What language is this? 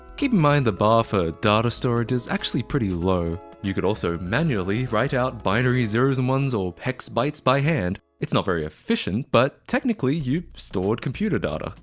English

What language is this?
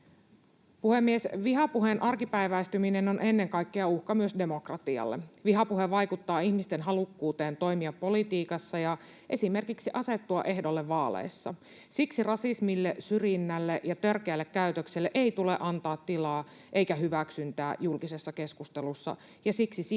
Finnish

